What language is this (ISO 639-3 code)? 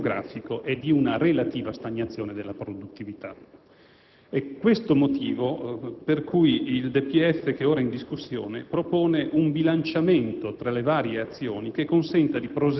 ita